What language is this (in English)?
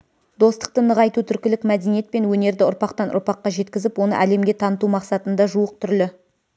Kazakh